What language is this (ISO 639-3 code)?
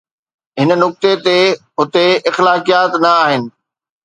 snd